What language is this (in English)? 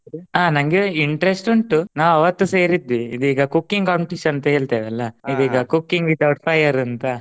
Kannada